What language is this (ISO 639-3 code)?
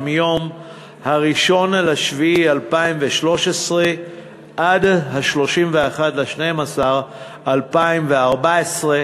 heb